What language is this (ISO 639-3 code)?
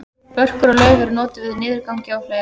isl